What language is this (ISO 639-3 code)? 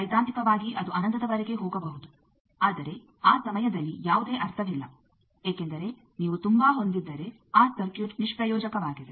kan